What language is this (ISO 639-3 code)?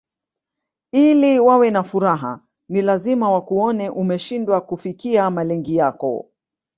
swa